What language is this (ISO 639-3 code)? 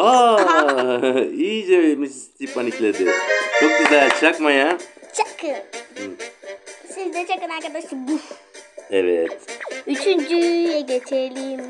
tur